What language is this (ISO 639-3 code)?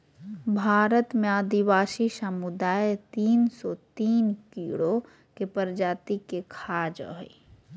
mag